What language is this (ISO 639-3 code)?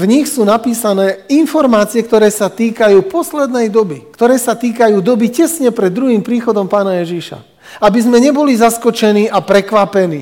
slk